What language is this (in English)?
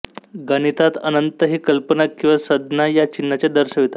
Marathi